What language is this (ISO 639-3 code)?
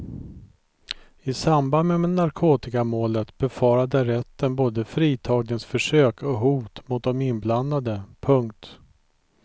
swe